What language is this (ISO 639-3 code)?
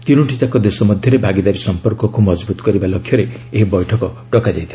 ori